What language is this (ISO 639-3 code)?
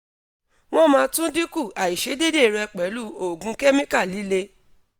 yor